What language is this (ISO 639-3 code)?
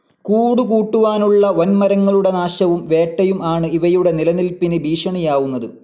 mal